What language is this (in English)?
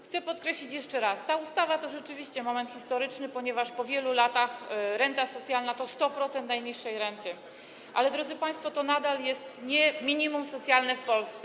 Polish